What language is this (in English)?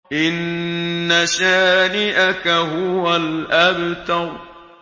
Arabic